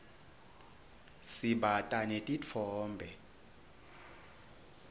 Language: Swati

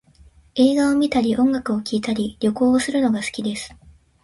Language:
Japanese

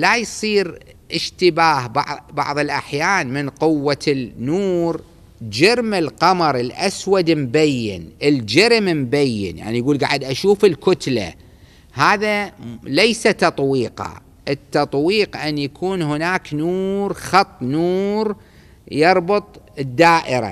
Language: Arabic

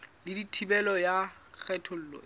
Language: Southern Sotho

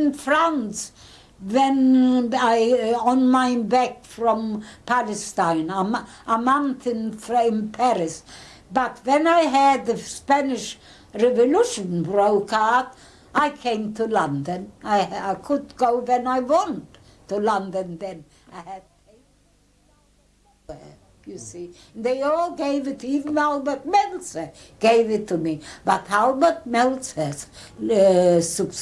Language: English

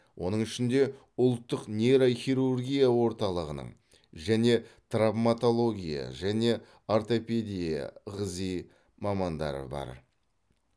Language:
Kazakh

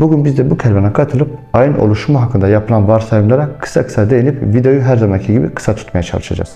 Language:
Turkish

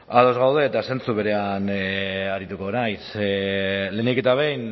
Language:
Basque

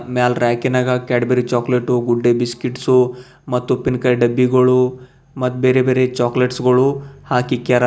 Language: Kannada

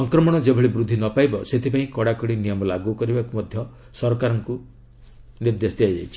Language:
Odia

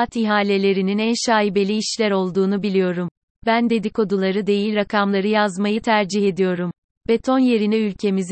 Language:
Turkish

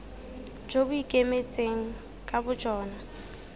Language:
Tswana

